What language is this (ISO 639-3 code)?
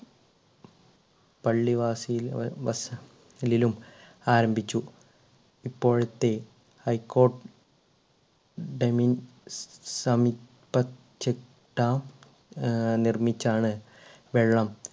mal